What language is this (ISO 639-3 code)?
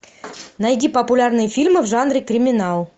rus